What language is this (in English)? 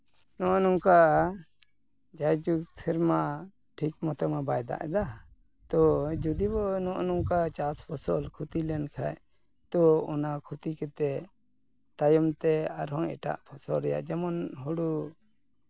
Santali